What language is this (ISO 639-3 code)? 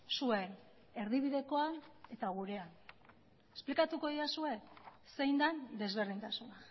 eus